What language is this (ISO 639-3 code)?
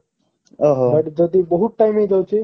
ori